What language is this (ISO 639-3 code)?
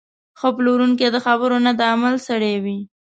pus